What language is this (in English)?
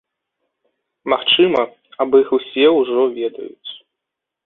Belarusian